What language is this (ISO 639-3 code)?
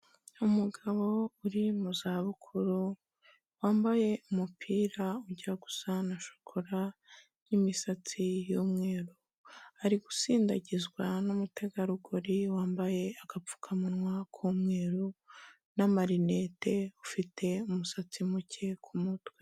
kin